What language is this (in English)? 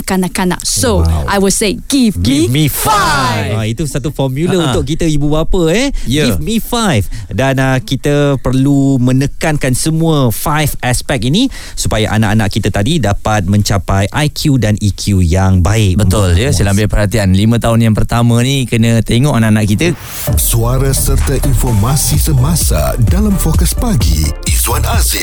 Malay